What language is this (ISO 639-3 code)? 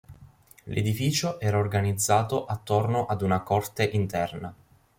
ita